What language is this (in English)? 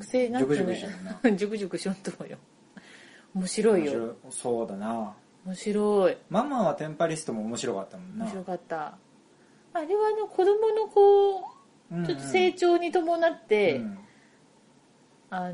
Japanese